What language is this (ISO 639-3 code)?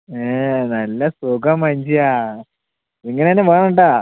mal